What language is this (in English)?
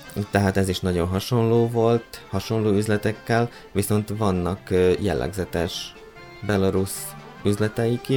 Hungarian